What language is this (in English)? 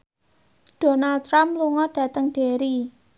Javanese